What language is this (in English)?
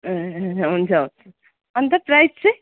Nepali